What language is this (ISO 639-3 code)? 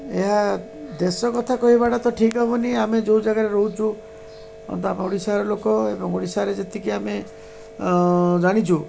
ori